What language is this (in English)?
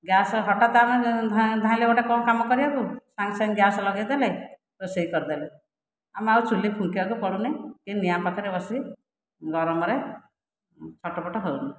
Odia